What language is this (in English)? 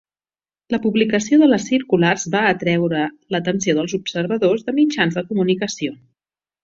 Catalan